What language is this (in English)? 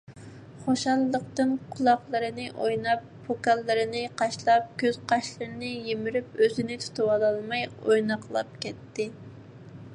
Uyghur